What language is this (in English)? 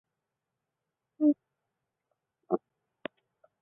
Chinese